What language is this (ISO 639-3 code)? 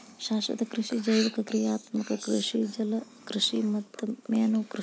kan